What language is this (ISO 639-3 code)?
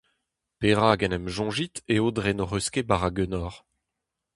bre